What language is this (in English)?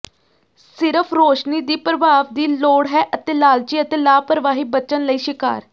Punjabi